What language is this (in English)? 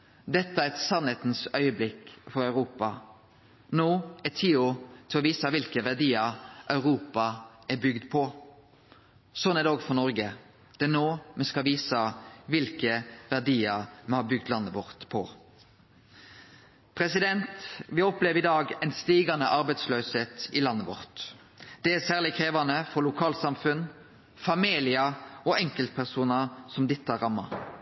Norwegian Nynorsk